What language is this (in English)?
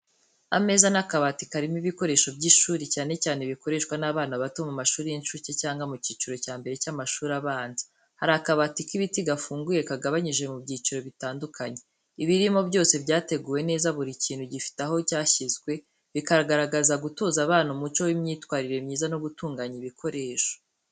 Kinyarwanda